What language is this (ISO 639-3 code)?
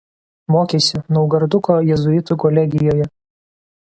lit